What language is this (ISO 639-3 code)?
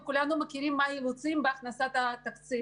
heb